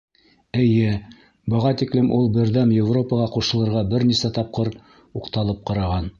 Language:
Bashkir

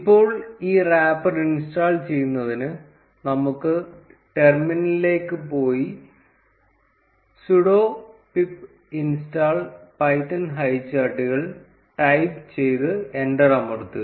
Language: Malayalam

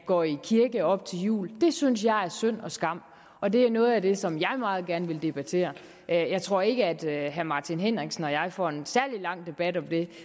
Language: Danish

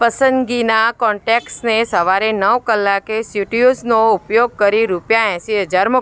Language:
Gujarati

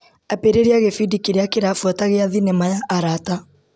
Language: Kikuyu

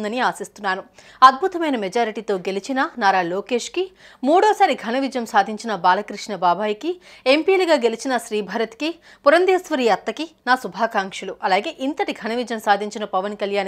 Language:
Telugu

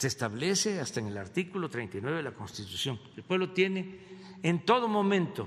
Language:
Spanish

